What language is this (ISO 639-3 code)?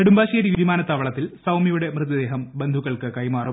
mal